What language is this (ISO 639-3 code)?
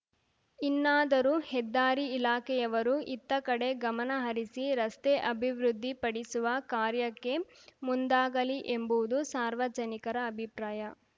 kan